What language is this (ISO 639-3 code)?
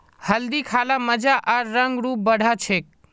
mag